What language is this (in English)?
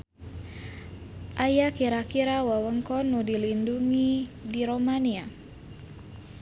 Sundanese